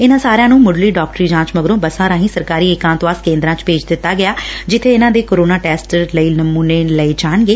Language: Punjabi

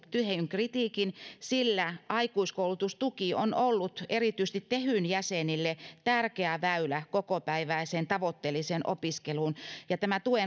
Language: Finnish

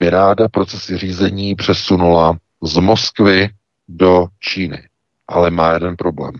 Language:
Czech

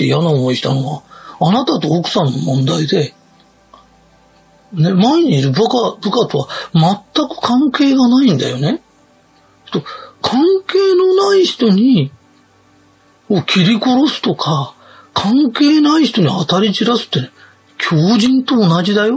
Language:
Japanese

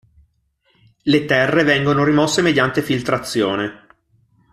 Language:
Italian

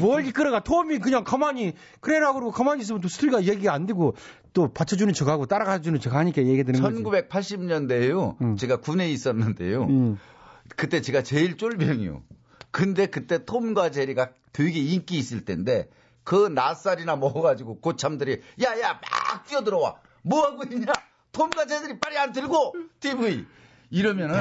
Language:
Korean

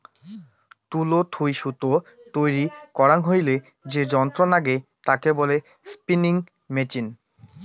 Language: Bangla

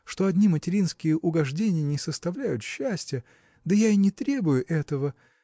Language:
Russian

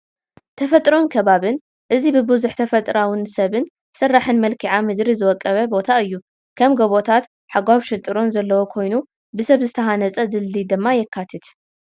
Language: Tigrinya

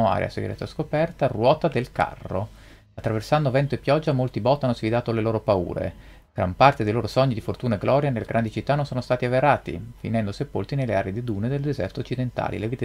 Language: Italian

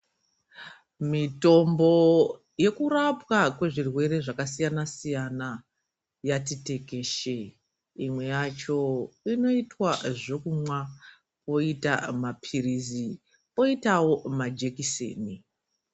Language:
Ndau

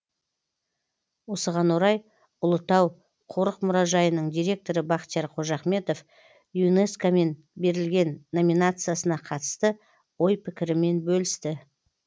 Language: Kazakh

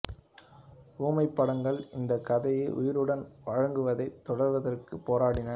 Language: Tamil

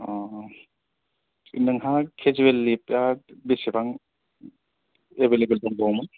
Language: Bodo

